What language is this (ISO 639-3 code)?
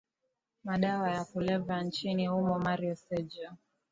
swa